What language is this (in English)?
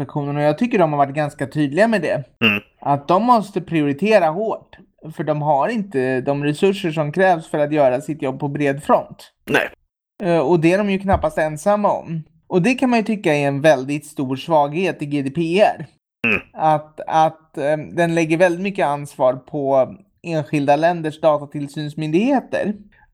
Swedish